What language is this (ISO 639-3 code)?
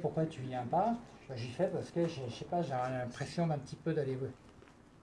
fra